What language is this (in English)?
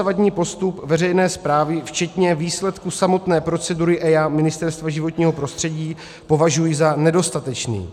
Czech